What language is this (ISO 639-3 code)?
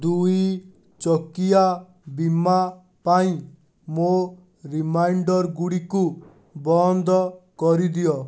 ori